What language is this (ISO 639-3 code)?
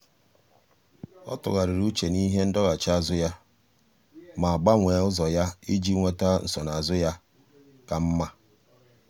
ibo